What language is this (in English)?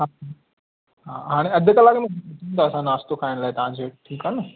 Sindhi